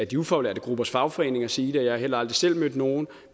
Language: Danish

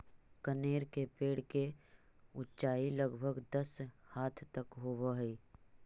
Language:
Magahi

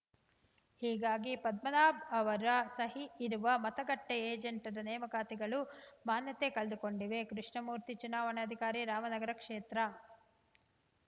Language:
Kannada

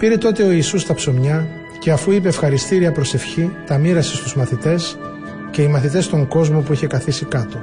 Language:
Greek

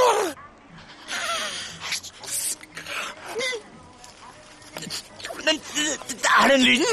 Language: Norwegian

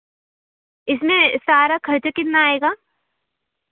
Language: Hindi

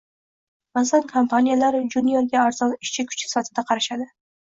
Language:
Uzbek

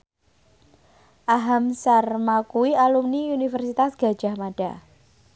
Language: Javanese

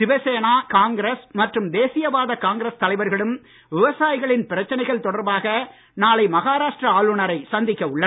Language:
Tamil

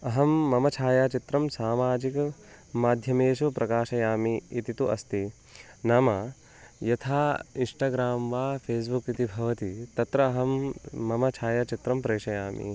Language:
Sanskrit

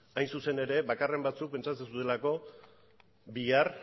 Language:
Basque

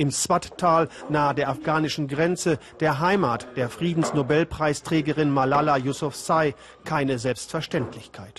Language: German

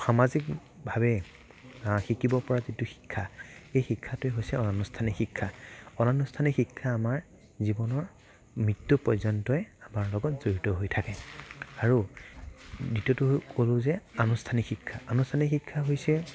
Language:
Assamese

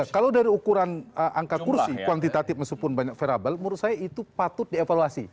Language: Indonesian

